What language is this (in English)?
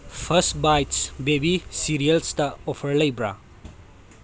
Manipuri